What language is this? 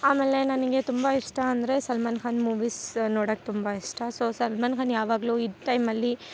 Kannada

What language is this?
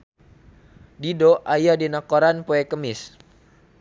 Sundanese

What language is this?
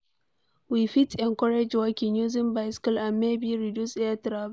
Nigerian Pidgin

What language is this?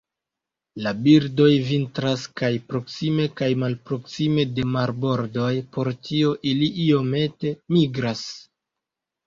Esperanto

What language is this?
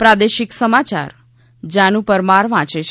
Gujarati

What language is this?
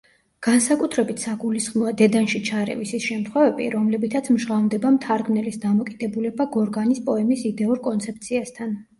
Georgian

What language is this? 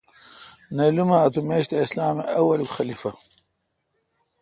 Kalkoti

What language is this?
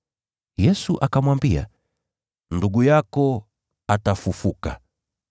Swahili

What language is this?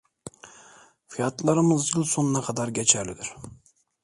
Turkish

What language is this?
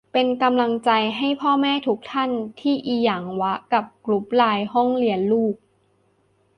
Thai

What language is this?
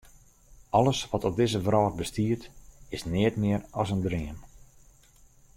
Western Frisian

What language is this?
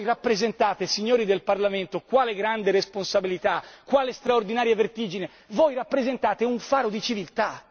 Italian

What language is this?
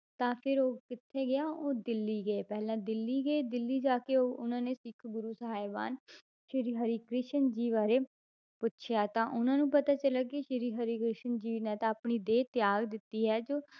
Punjabi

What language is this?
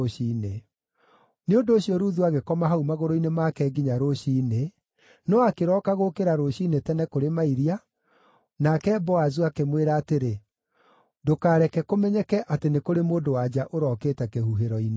Kikuyu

